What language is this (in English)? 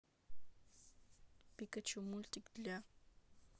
Russian